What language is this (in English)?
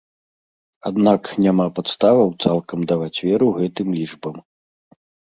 Belarusian